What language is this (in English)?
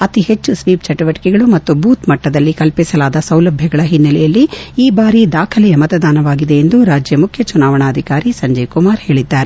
Kannada